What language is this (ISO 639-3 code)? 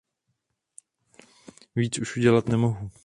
ces